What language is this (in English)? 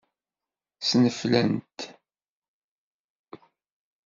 Kabyle